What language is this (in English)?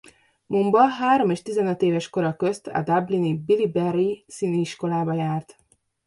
Hungarian